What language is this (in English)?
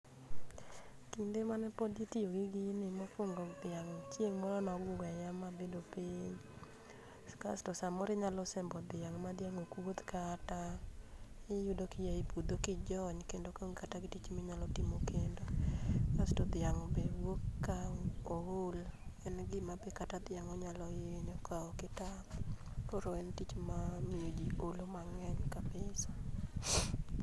Luo (Kenya and Tanzania)